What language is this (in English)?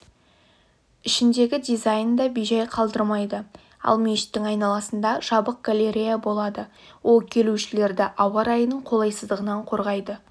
Kazakh